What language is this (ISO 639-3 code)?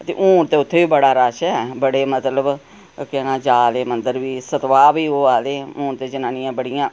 doi